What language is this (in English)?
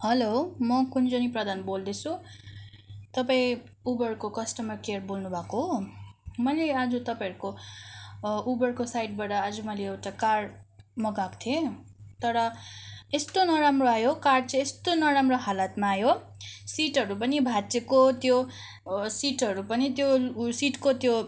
Nepali